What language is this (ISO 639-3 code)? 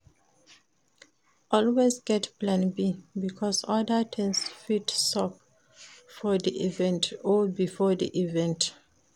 pcm